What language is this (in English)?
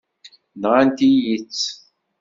Kabyle